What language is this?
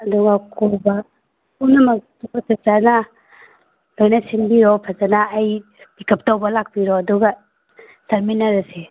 Manipuri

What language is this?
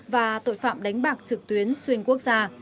Vietnamese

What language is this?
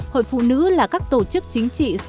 Vietnamese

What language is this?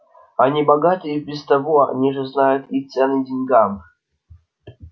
Russian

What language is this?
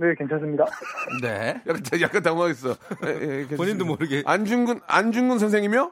Korean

